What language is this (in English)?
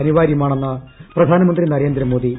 Malayalam